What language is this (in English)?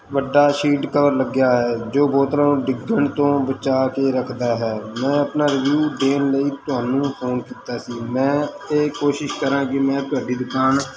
Punjabi